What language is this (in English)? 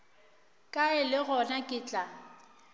Northern Sotho